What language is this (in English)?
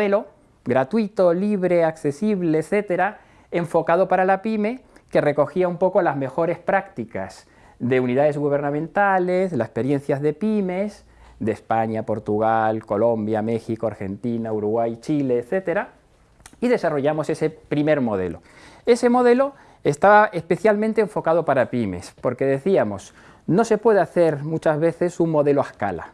Spanish